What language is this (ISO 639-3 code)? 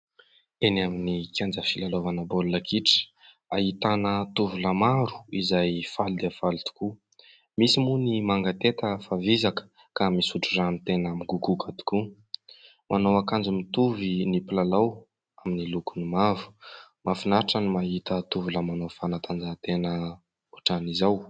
mlg